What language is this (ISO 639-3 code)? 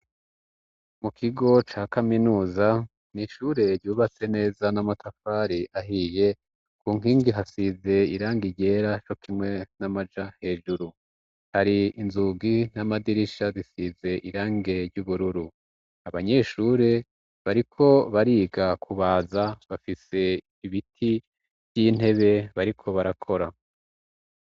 run